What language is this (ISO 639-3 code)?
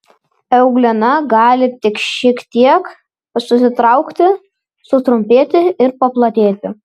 lit